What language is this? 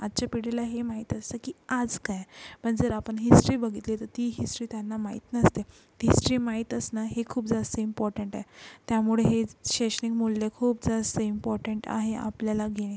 Marathi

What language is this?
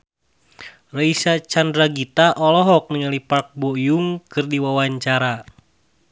Sundanese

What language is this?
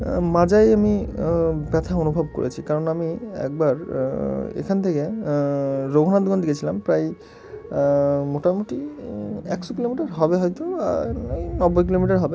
Bangla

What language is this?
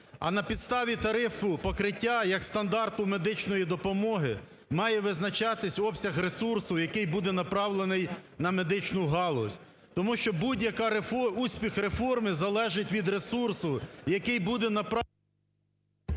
Ukrainian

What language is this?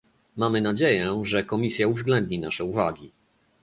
Polish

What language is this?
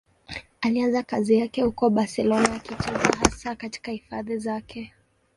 Swahili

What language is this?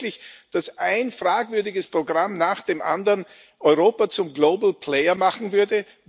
German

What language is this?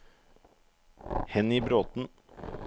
Norwegian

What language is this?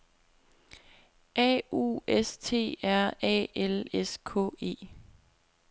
Danish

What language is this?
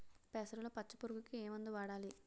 Telugu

